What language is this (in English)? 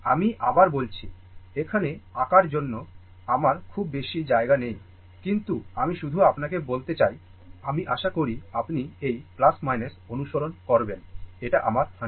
Bangla